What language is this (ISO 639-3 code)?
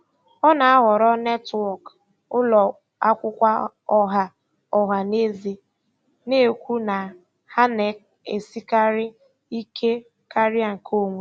ibo